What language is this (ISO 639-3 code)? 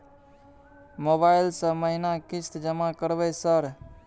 mai